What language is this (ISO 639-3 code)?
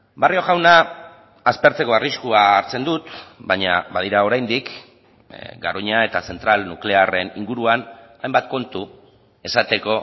eus